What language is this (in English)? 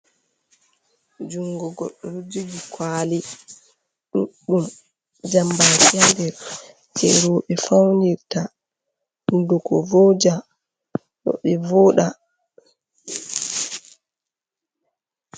Fula